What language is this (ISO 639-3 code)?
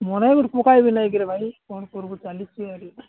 ori